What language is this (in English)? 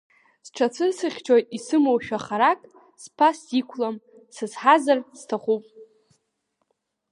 Abkhazian